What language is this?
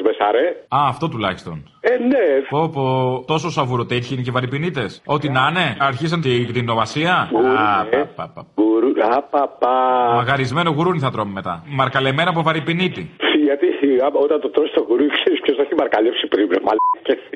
Greek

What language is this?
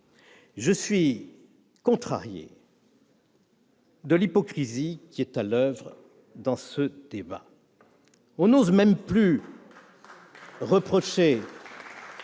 French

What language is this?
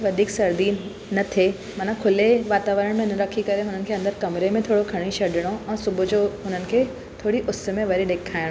Sindhi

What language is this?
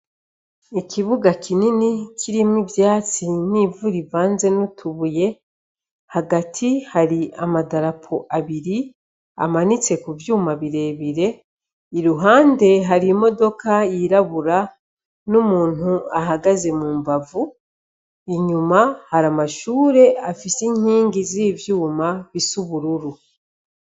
Rundi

